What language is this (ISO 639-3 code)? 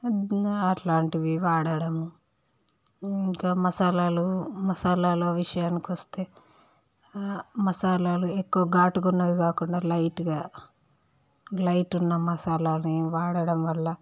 tel